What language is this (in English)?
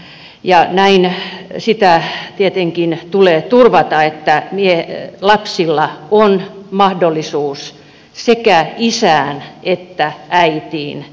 Finnish